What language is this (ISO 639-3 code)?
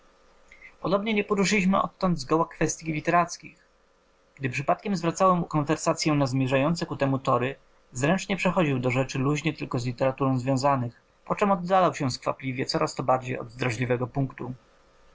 pol